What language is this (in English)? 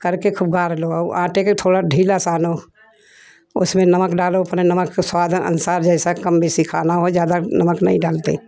Hindi